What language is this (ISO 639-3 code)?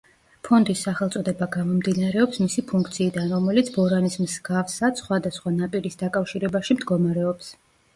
kat